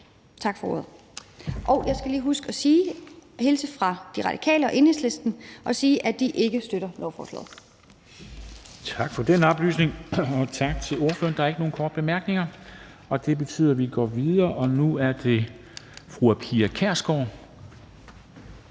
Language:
Danish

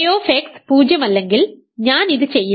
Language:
Malayalam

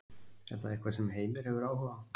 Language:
Icelandic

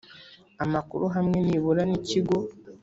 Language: Kinyarwanda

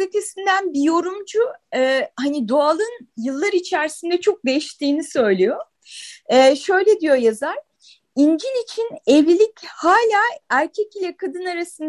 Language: Turkish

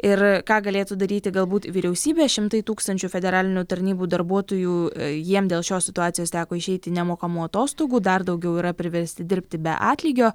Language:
Lithuanian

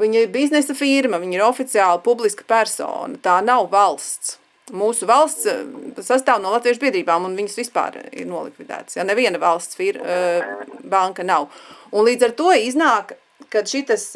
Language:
Latvian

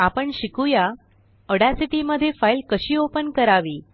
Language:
Marathi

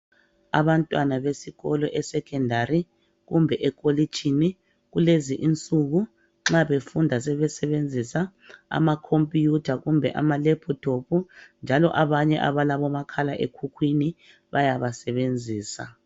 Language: North Ndebele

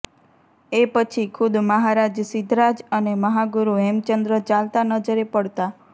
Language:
Gujarati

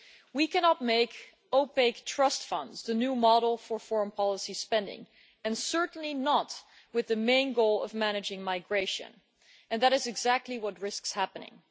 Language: English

